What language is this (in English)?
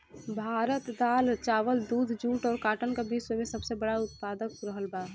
Bhojpuri